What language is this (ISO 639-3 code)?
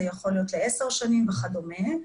heb